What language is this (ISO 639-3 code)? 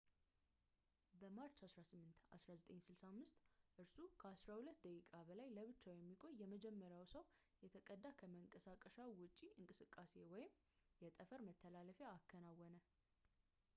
amh